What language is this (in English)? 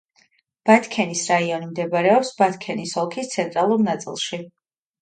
Georgian